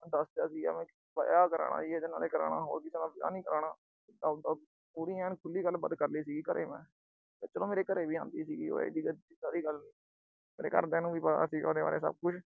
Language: Punjabi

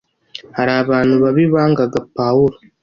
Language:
Kinyarwanda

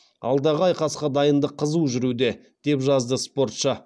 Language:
Kazakh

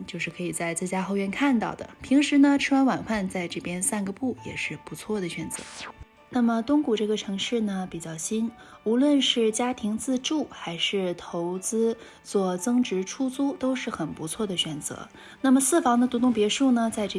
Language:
Chinese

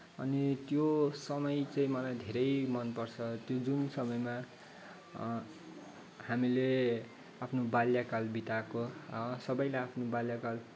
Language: Nepali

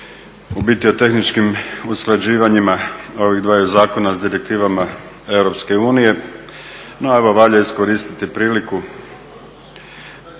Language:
Croatian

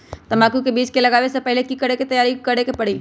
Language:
Magahi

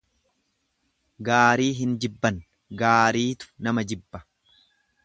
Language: Oromo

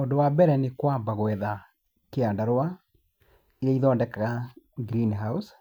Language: Kikuyu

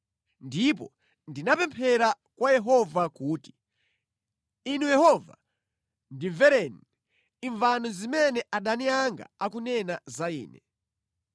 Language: Nyanja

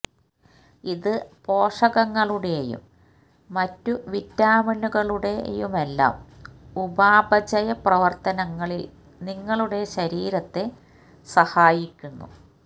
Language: Malayalam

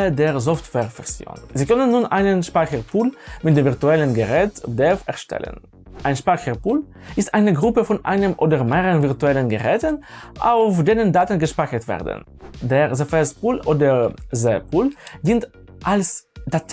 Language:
German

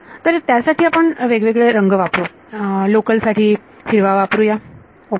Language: Marathi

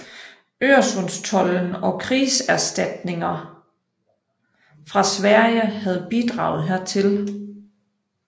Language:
Danish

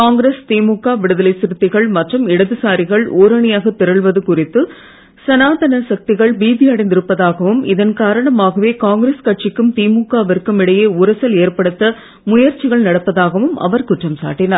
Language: Tamil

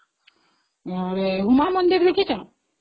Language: Odia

